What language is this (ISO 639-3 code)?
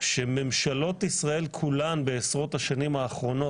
heb